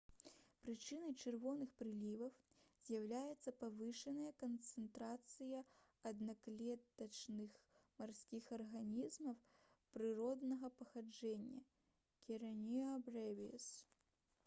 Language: Belarusian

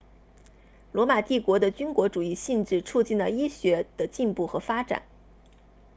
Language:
Chinese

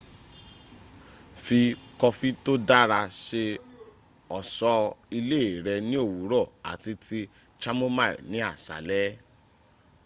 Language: Yoruba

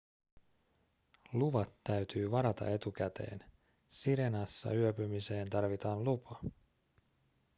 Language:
Finnish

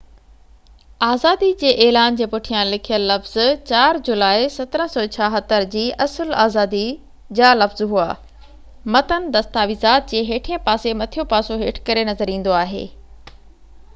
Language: Sindhi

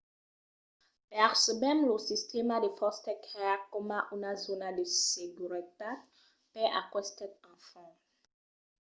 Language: Occitan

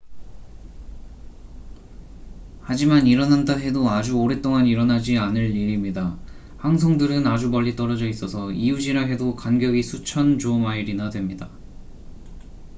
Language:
Korean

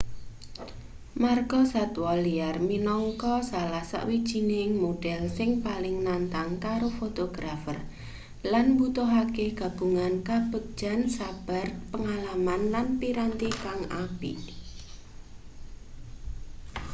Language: Javanese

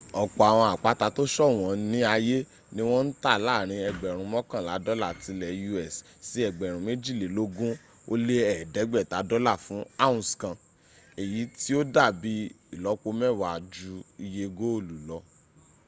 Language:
Yoruba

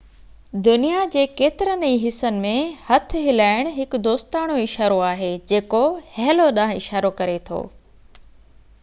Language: Sindhi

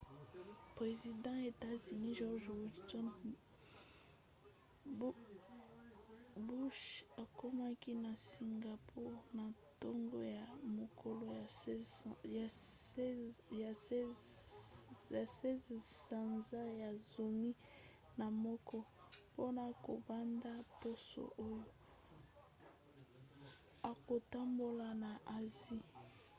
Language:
Lingala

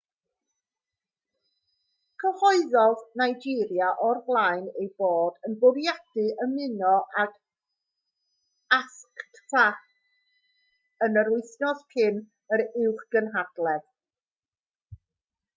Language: Welsh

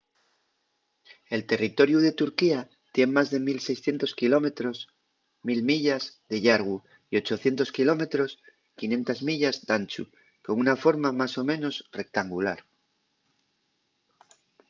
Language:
Asturian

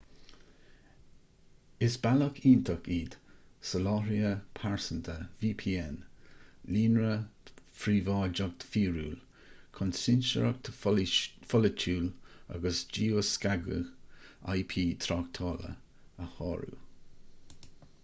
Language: Irish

